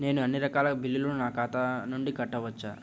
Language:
Telugu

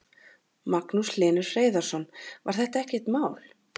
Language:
Icelandic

